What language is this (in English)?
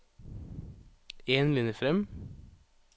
Norwegian